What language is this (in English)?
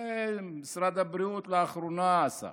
Hebrew